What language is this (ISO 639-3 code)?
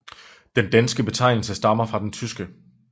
dan